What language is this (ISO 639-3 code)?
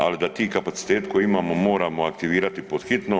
hrv